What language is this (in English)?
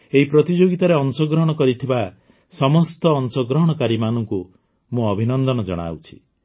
Odia